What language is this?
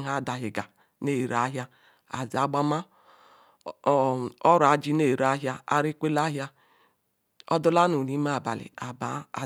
Ikwere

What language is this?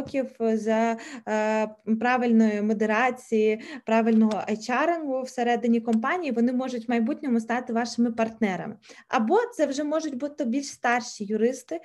Ukrainian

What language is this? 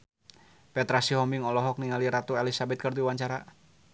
Sundanese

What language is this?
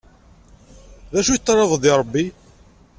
Kabyle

